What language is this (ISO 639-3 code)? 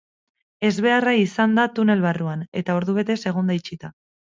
eus